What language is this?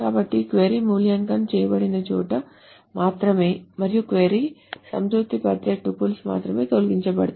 Telugu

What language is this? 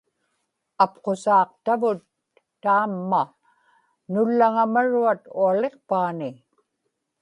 Inupiaq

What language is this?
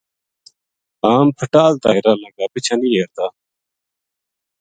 Gujari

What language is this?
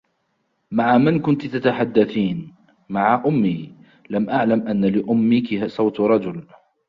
Arabic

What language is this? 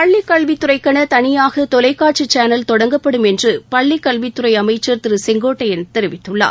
Tamil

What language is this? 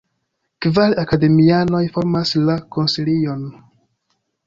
Esperanto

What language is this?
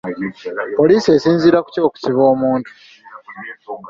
Ganda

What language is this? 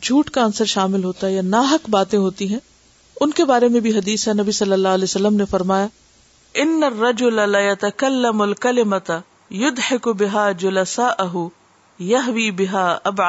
Urdu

